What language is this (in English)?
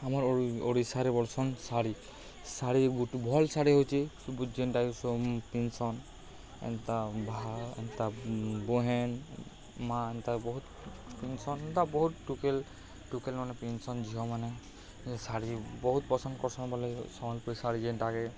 Odia